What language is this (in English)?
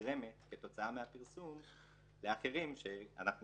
Hebrew